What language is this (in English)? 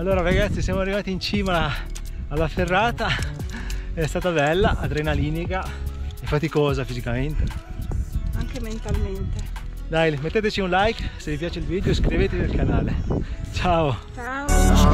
Italian